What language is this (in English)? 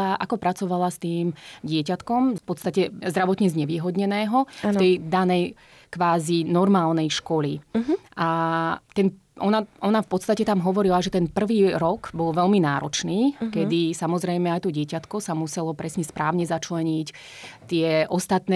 Slovak